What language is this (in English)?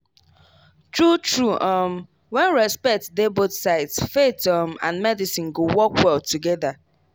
Nigerian Pidgin